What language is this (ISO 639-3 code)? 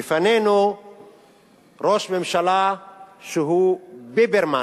heb